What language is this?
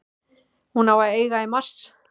Icelandic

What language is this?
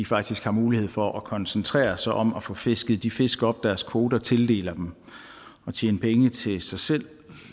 Danish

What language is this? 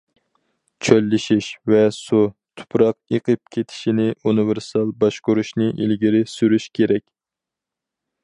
Uyghur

